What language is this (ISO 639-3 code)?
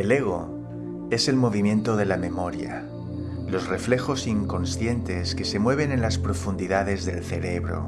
spa